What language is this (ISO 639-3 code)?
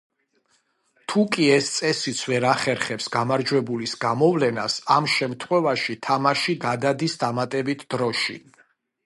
kat